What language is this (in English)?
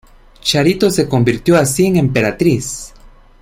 Spanish